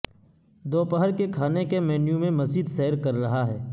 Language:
Urdu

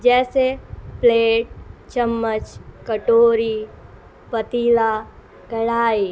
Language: Urdu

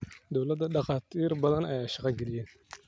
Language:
Somali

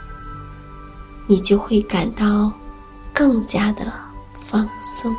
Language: Chinese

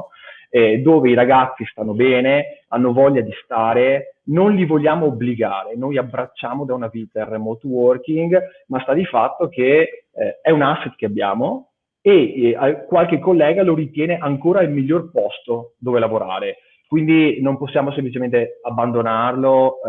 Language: Italian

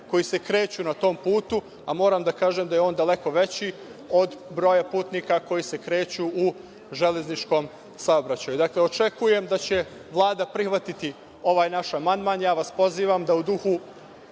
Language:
Serbian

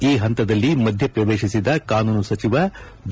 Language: Kannada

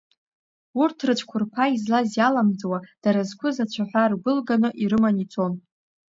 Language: Abkhazian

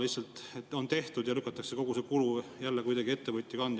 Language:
Estonian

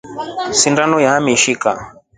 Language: Rombo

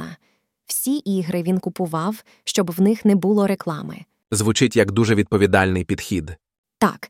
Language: Ukrainian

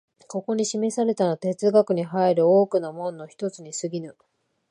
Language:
Japanese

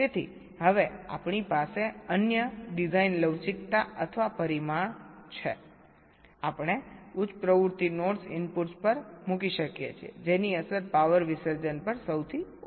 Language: Gujarati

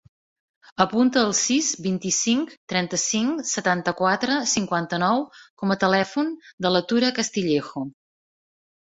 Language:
Catalan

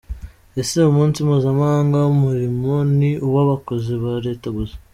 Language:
Kinyarwanda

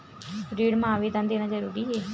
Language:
Chhattisgarhi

